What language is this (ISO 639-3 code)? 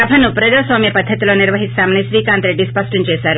tel